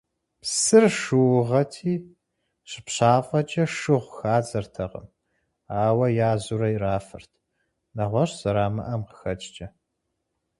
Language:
Kabardian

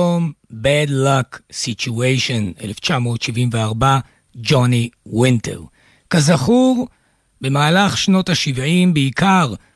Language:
Hebrew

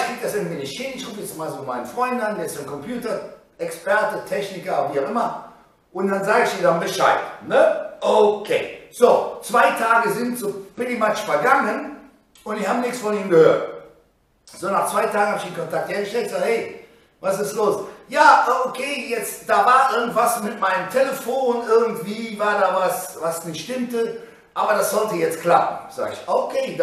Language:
German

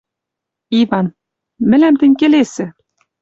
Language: Western Mari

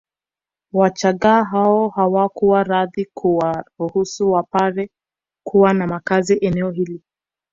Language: Swahili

